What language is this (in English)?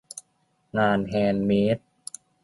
Thai